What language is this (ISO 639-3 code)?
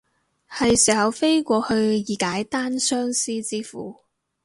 yue